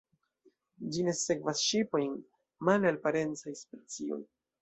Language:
Esperanto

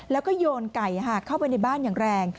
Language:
Thai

